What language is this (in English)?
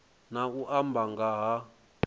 Venda